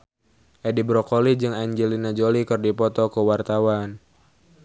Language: Sundanese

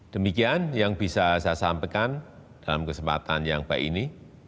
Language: Indonesian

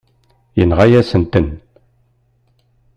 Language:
Kabyle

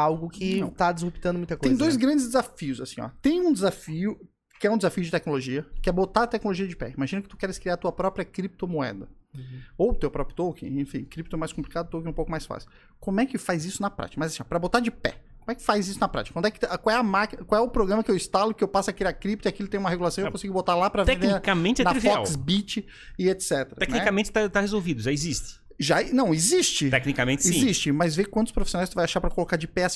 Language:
Portuguese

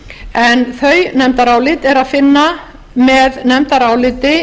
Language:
Icelandic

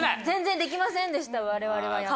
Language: Japanese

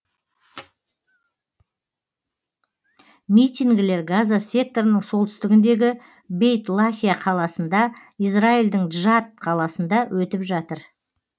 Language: Kazakh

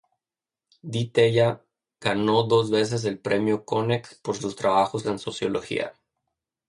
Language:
Spanish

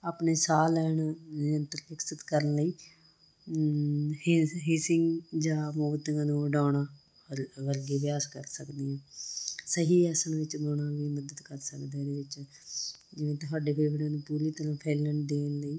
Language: Punjabi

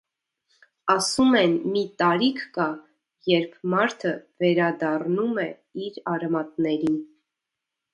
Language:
Armenian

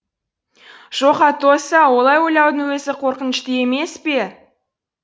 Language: Kazakh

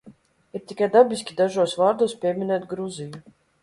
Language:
Latvian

